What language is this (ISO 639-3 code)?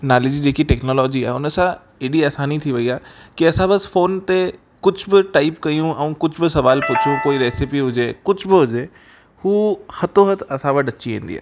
snd